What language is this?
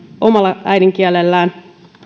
Finnish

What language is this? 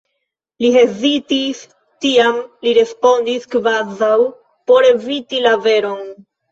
Esperanto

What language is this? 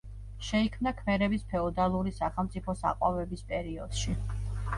Georgian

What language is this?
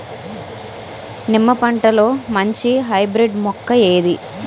Telugu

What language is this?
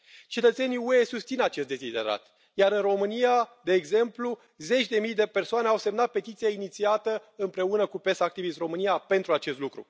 Romanian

